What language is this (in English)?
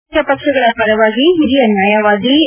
Kannada